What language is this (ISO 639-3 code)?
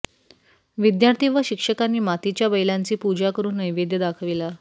mar